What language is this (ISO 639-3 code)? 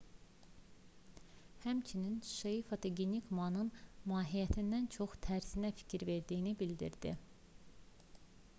aze